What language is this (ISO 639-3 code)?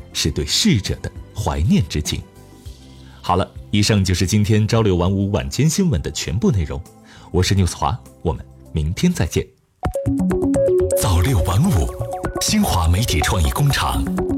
zho